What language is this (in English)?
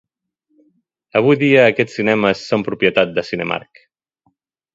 Catalan